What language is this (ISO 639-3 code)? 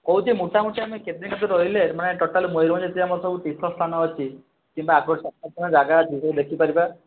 ori